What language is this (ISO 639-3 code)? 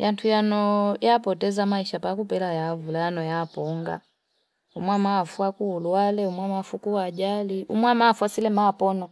fip